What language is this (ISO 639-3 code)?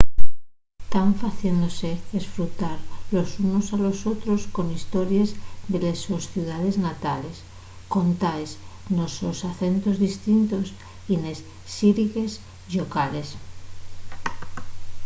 ast